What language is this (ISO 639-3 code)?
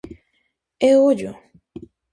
glg